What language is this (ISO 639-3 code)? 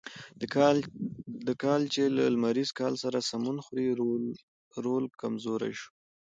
pus